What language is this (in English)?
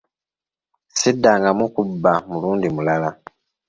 Ganda